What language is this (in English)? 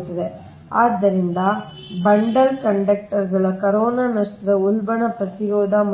Kannada